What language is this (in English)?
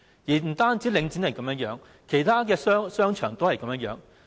Cantonese